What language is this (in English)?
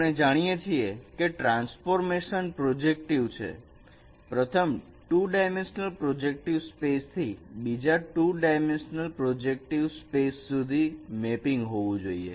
Gujarati